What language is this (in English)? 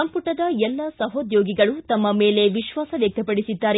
Kannada